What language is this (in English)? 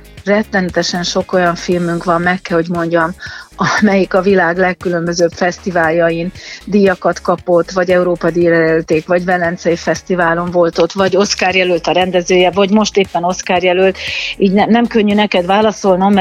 Hungarian